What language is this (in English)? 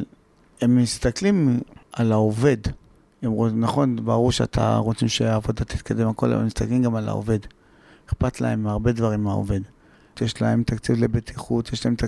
Hebrew